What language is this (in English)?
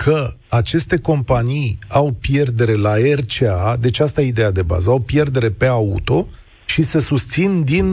Romanian